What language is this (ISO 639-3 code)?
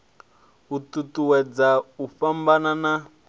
ven